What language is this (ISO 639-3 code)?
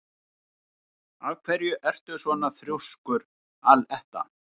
isl